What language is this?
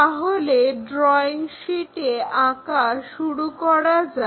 Bangla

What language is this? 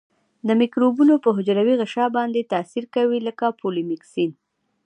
Pashto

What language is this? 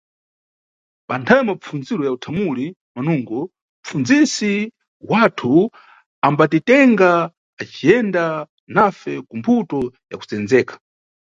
Nyungwe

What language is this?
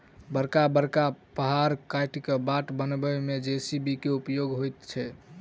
Maithili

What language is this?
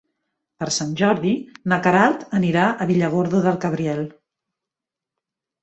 Catalan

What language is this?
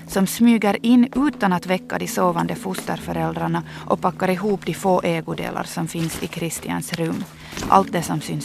Swedish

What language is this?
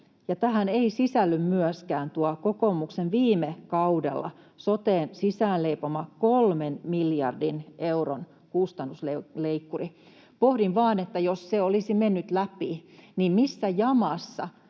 Finnish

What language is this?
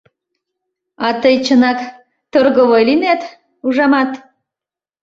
Mari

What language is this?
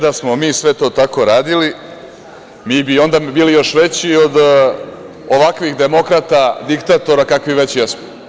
Serbian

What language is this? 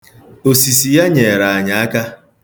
Igbo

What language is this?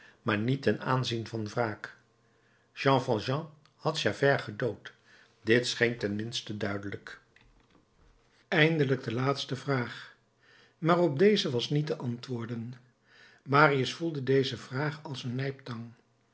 Dutch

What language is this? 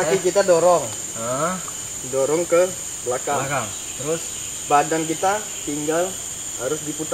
Indonesian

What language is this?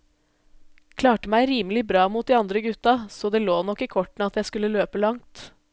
Norwegian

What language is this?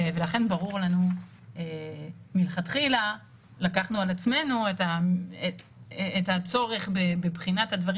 Hebrew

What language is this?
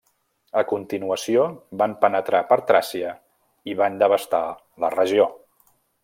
Catalan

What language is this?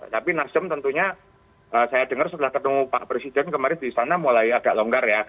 Indonesian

